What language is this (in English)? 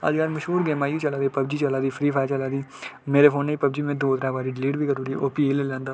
Dogri